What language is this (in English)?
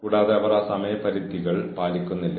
Malayalam